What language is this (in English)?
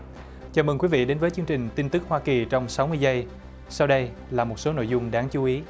Vietnamese